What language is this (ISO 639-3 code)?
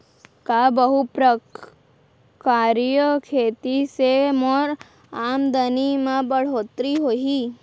hne